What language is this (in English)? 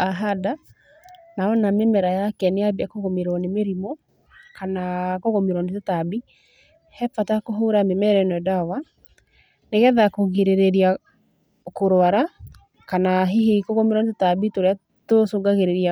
Kikuyu